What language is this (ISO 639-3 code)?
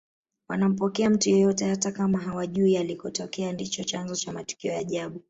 swa